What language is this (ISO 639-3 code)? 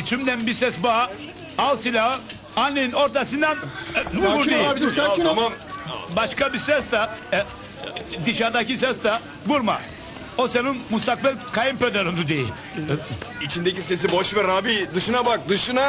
tur